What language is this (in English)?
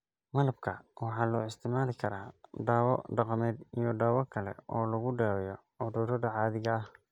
Somali